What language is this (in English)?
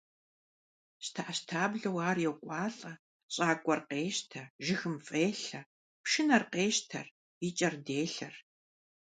Kabardian